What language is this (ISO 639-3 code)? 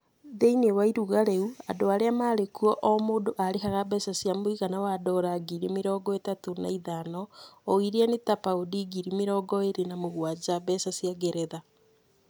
kik